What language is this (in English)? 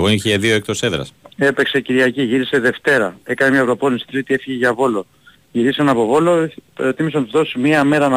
Greek